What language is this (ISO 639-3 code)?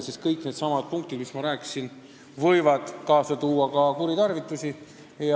est